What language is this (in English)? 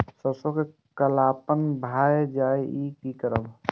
Maithili